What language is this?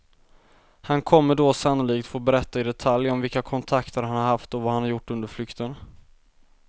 Swedish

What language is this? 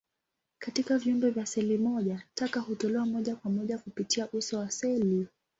Swahili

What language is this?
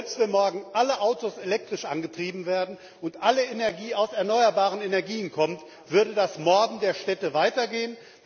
German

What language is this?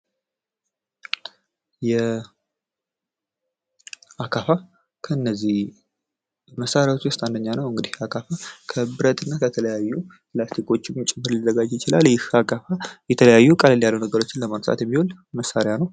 Amharic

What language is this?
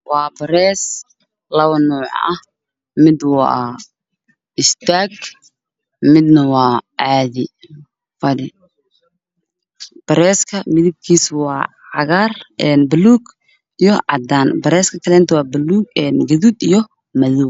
Somali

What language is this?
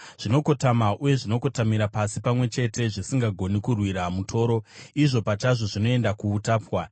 Shona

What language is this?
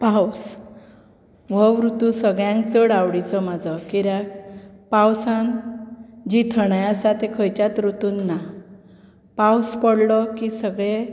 Konkani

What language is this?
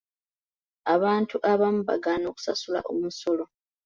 Ganda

